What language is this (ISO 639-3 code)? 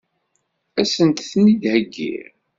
kab